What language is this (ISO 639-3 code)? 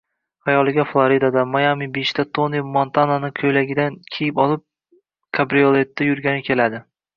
uzb